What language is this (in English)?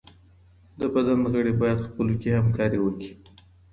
Pashto